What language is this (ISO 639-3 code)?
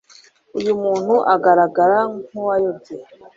kin